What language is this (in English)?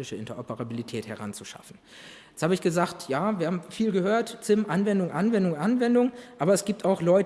German